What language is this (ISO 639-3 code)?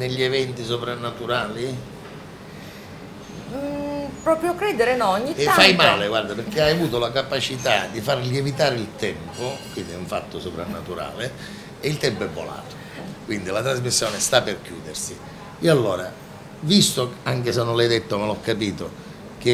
ita